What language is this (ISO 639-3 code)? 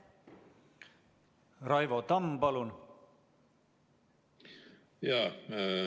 est